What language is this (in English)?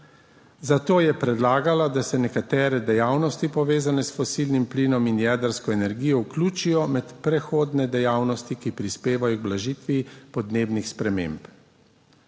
Slovenian